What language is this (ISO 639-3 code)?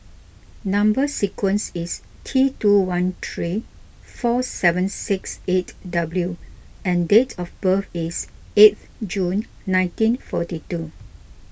eng